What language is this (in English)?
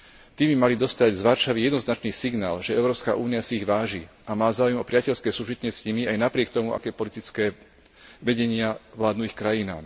Slovak